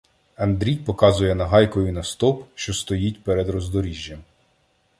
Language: Ukrainian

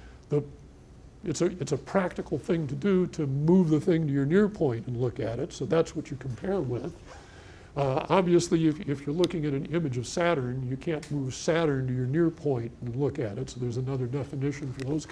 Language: English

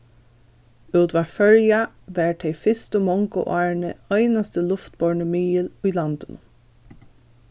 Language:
Faroese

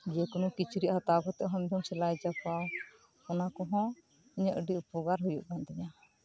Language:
Santali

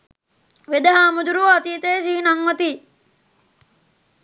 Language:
Sinhala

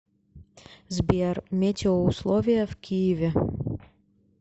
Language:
Russian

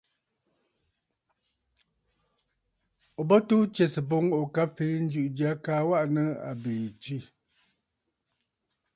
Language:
Bafut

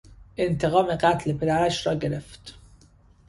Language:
Persian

